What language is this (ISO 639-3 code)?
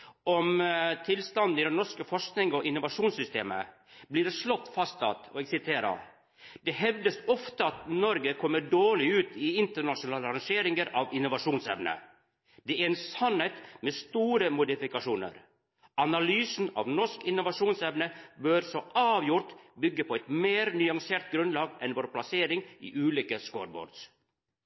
nno